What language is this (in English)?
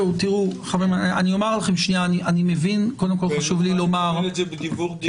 Hebrew